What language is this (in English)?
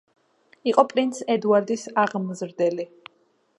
Georgian